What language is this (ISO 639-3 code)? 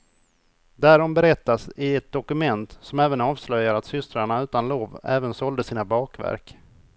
swe